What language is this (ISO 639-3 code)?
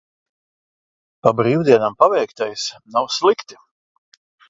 lav